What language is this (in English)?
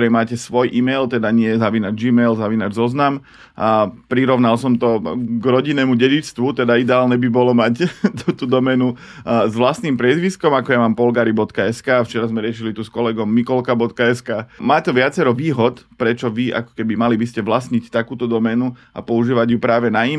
Slovak